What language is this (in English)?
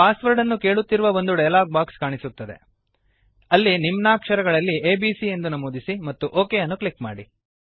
Kannada